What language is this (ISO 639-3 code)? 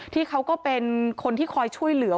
tha